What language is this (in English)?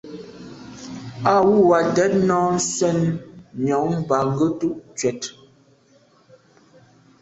Medumba